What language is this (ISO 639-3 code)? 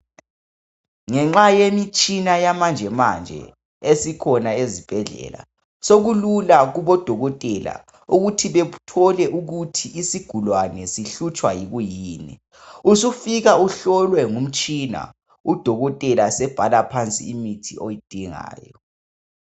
nde